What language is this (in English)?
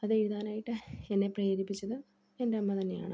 Malayalam